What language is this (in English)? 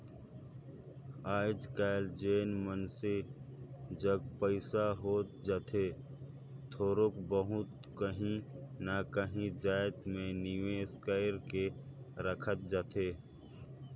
Chhattisgarhi